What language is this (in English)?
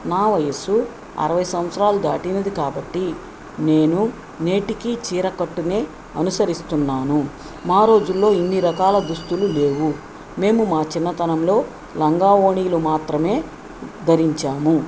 Telugu